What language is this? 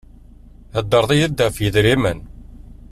Kabyle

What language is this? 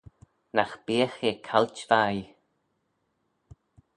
Manx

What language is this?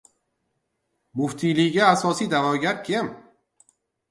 Uzbek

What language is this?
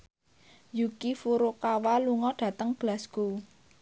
Javanese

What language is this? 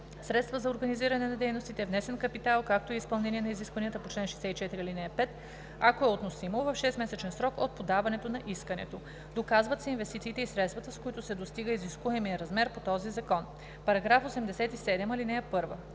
Bulgarian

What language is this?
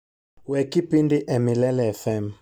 Luo (Kenya and Tanzania)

